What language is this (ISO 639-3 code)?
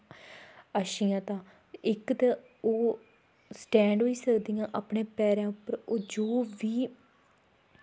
doi